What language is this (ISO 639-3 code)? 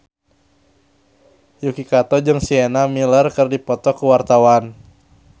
sun